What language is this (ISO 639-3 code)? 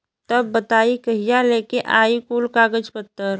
bho